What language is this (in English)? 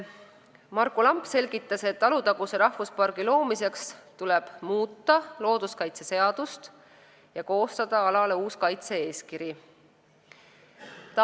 Estonian